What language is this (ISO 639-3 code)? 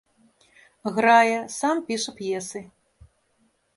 bel